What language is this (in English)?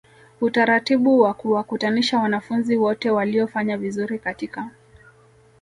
Swahili